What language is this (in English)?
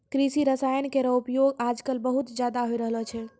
Maithili